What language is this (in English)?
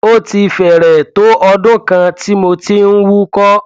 Yoruba